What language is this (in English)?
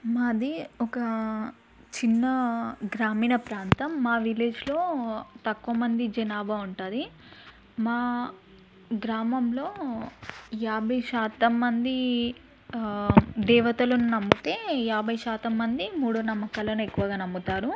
Telugu